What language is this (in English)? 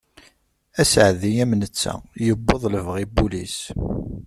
Kabyle